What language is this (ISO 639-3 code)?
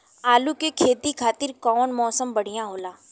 bho